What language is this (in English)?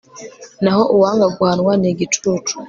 Kinyarwanda